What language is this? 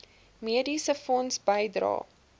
Afrikaans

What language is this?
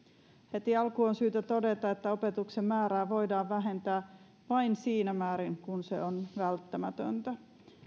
Finnish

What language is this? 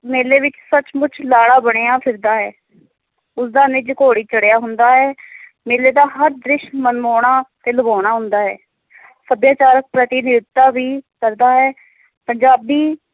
Punjabi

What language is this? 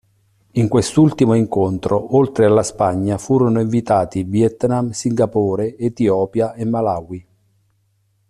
Italian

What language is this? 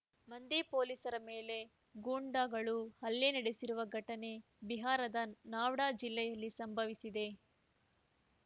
Kannada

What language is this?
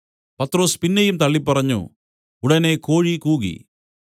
Malayalam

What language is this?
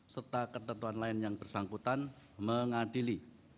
Indonesian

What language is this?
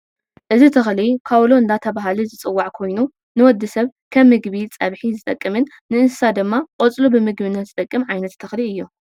Tigrinya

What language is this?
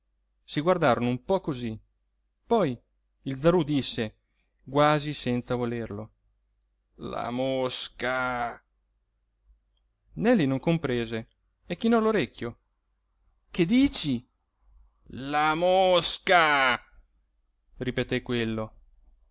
Italian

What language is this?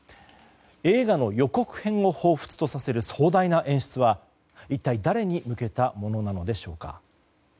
Japanese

